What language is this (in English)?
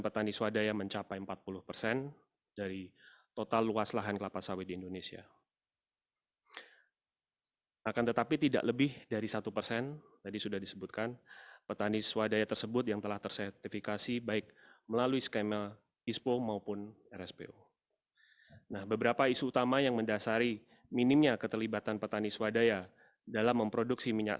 Indonesian